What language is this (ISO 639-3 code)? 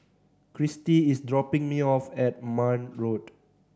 eng